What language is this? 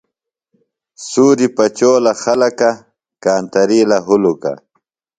Phalura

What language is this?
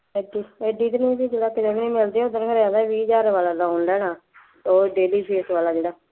Punjabi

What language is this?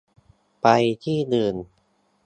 Thai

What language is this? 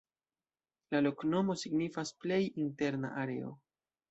Esperanto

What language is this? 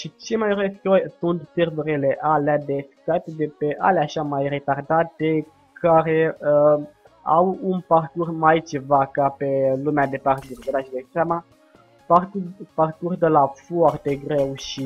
Romanian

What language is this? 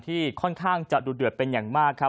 Thai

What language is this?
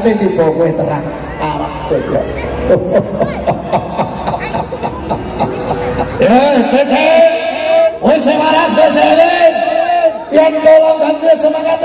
Indonesian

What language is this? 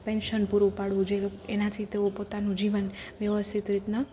Gujarati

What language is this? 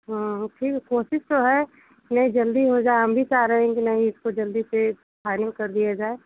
Hindi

